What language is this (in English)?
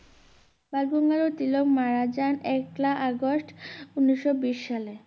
Bangla